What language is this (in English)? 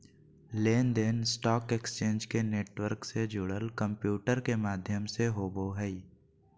Magahi